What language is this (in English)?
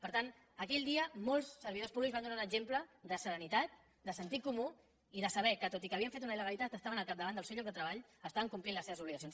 Catalan